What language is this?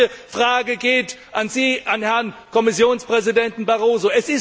German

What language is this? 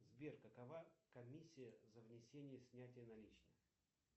Russian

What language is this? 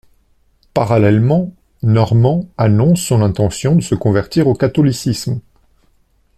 French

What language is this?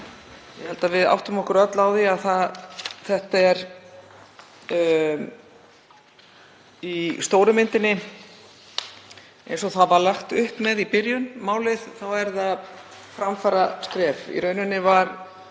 Icelandic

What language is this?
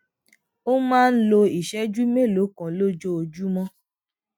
Yoruba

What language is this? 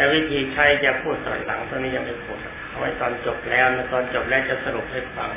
Thai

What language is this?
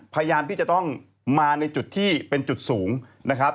Thai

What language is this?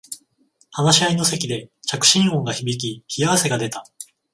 Japanese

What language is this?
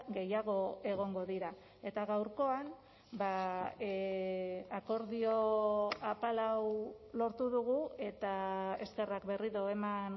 Basque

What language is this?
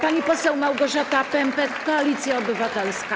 Polish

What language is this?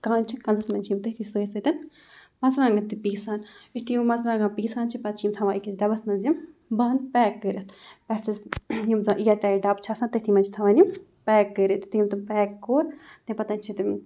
Kashmiri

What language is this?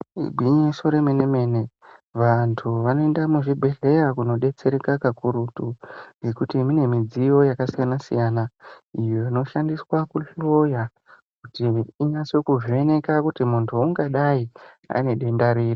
Ndau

